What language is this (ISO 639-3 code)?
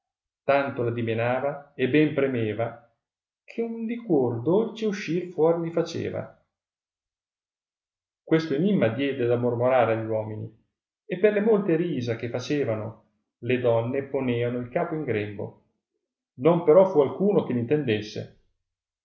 ita